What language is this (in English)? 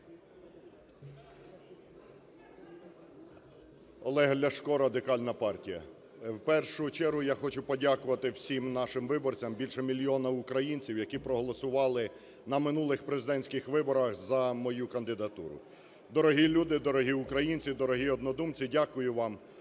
Ukrainian